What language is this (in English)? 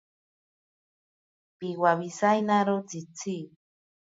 Ashéninka Perené